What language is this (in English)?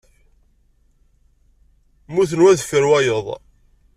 Kabyle